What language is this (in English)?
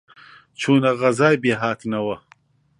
Central Kurdish